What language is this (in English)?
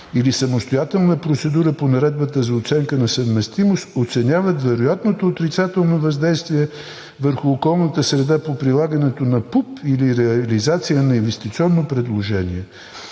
Bulgarian